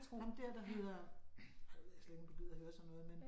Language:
Danish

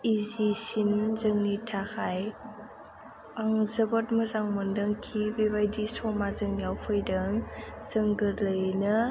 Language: Bodo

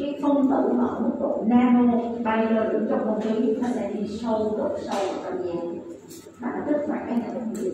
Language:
Vietnamese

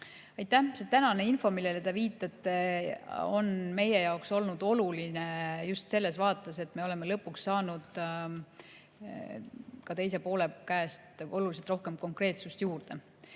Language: Estonian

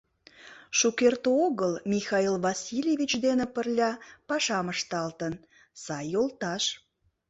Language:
Mari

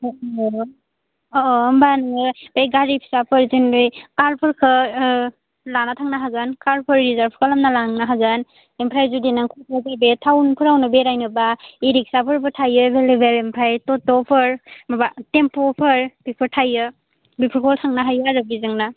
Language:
Bodo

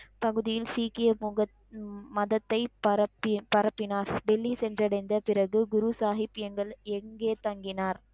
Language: Tamil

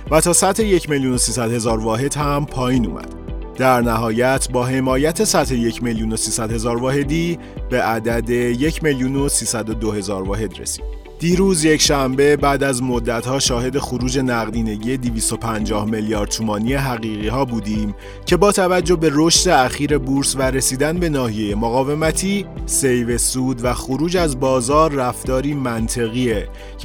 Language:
Persian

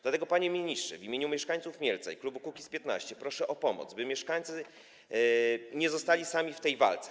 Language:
Polish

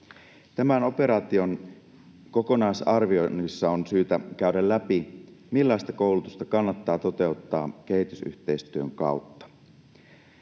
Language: Finnish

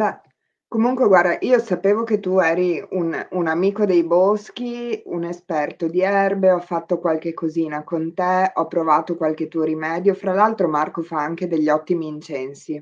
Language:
Italian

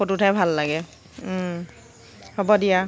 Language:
Assamese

